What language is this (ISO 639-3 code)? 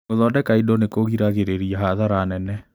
kik